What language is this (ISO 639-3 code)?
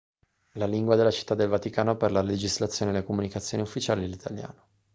ita